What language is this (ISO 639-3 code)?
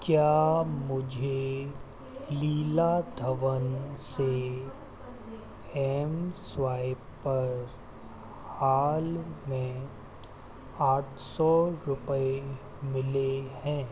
hin